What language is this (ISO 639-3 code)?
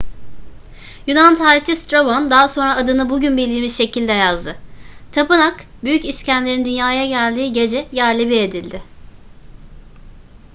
tur